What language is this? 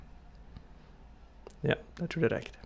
Norwegian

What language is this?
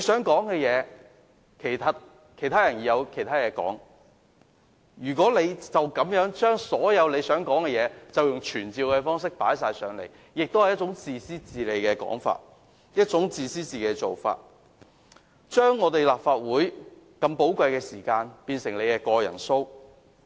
Cantonese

